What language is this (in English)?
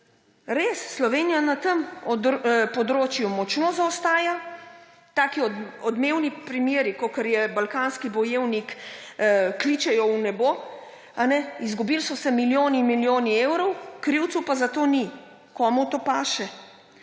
Slovenian